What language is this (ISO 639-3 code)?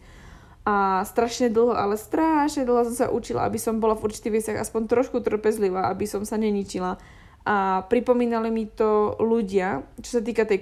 slk